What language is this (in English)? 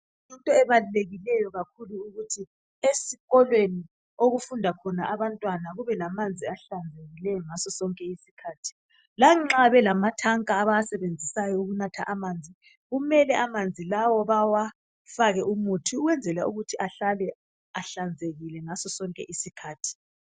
North Ndebele